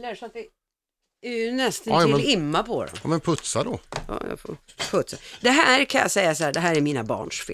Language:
Swedish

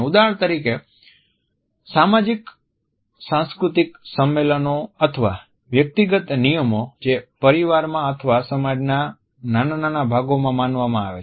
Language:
Gujarati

